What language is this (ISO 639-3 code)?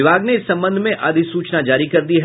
hin